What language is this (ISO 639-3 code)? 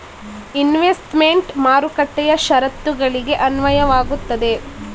kan